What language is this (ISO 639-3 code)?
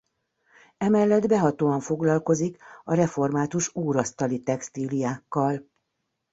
hun